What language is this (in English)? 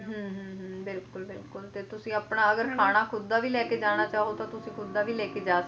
Punjabi